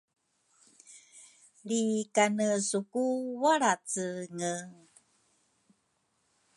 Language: Rukai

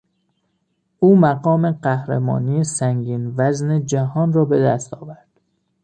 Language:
Persian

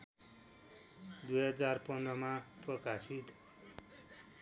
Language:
Nepali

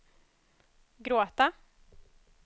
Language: Swedish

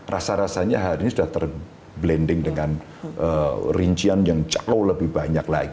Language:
Indonesian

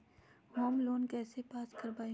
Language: Magahi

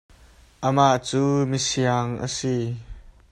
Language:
Hakha Chin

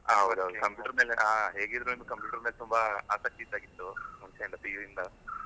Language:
Kannada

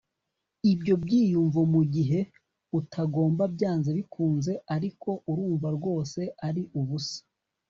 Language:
Kinyarwanda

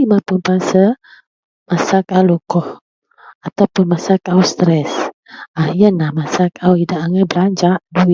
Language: Central Melanau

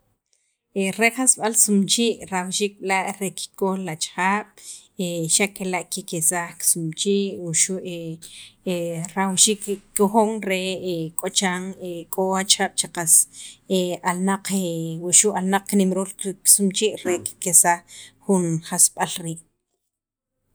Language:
Sacapulteco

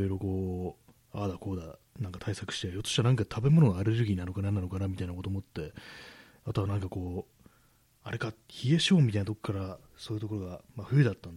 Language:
Japanese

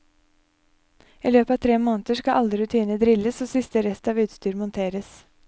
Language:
Norwegian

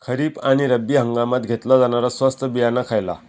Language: Marathi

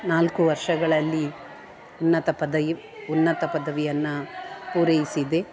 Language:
Kannada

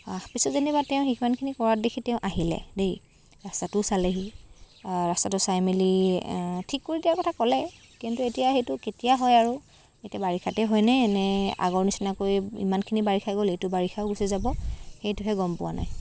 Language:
Assamese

